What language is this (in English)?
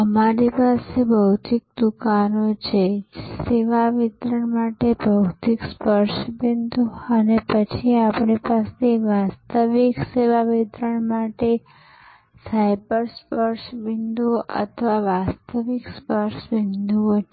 Gujarati